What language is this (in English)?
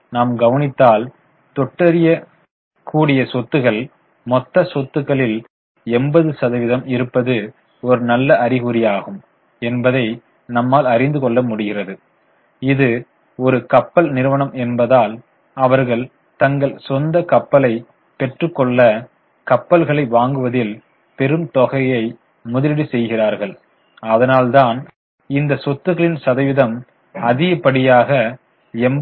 Tamil